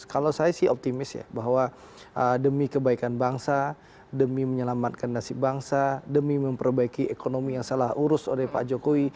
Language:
Indonesian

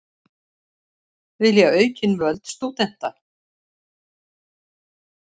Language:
Icelandic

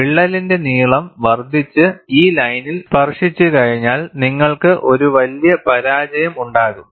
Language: Malayalam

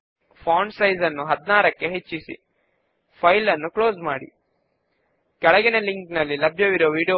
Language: Telugu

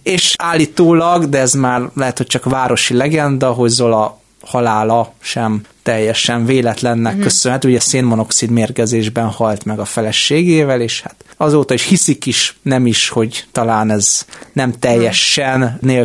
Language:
Hungarian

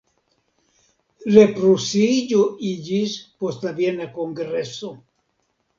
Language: Esperanto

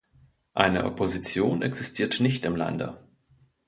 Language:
German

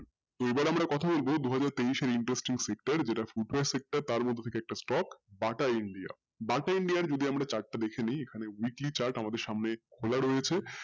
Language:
Bangla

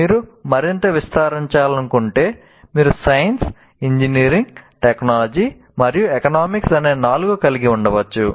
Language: Telugu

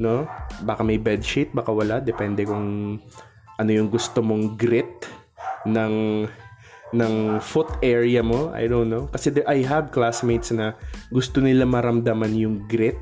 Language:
Filipino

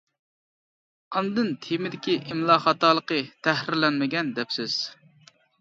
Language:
Uyghur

